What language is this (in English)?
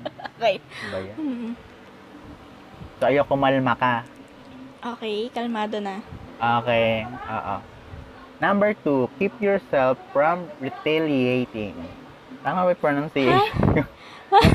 Filipino